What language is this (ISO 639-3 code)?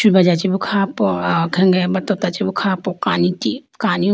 clk